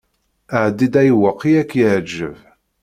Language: Kabyle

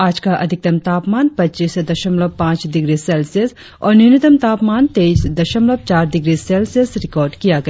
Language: Hindi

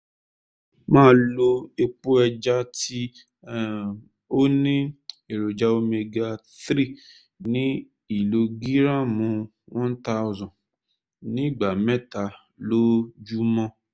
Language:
Yoruba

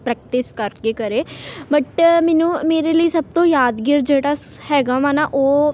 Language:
Punjabi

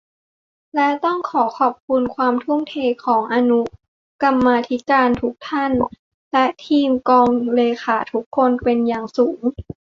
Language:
Thai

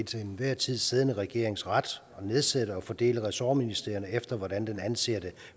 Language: Danish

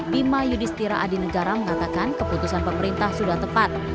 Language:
Indonesian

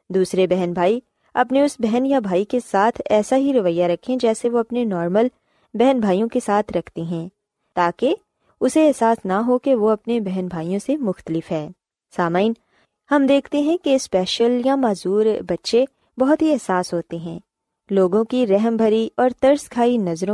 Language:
Urdu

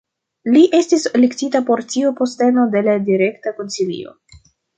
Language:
Esperanto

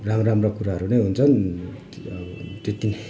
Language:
Nepali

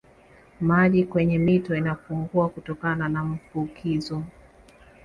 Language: Swahili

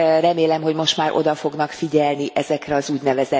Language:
Hungarian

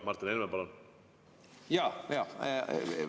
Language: Estonian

